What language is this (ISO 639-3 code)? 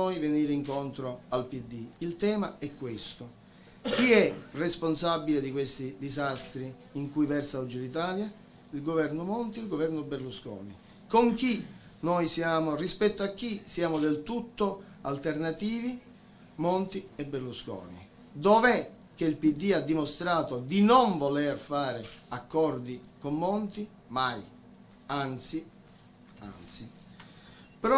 ita